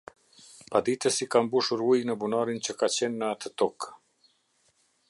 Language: Albanian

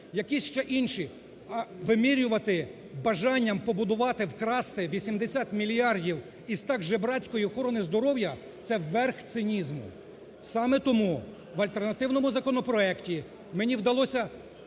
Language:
Ukrainian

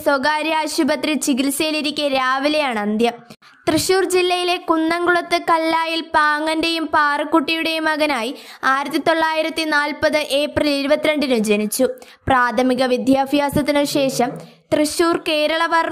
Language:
Malayalam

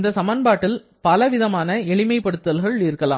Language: Tamil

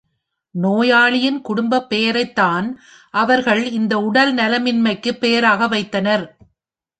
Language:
Tamil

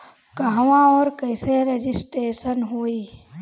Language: Bhojpuri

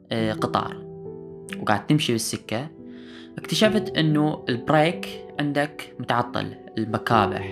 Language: Arabic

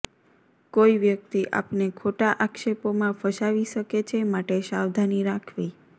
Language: Gujarati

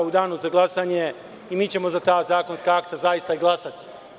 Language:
Serbian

